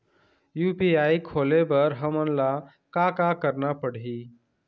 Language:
Chhattisgarhi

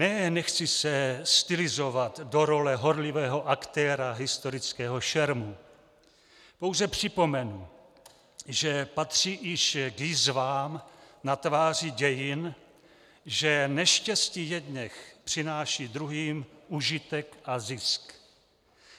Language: Czech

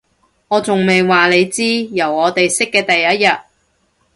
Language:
Cantonese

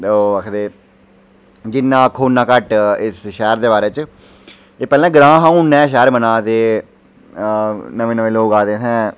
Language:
Dogri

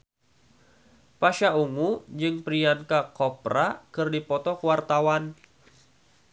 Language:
Sundanese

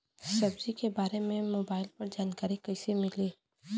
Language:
Bhojpuri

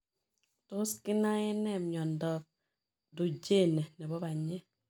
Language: Kalenjin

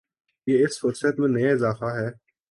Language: Urdu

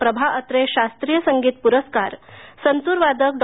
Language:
Marathi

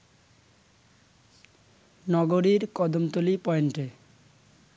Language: Bangla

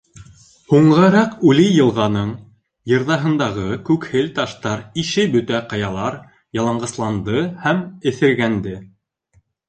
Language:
Bashkir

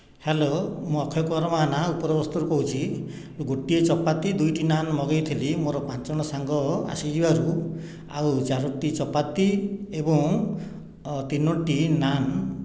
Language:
Odia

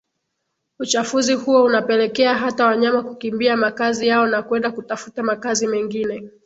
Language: Swahili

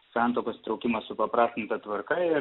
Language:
Lithuanian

